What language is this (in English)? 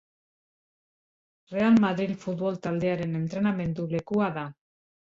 Basque